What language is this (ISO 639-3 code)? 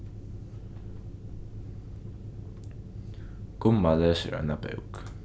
fao